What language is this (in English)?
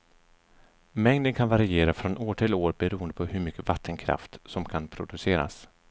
Swedish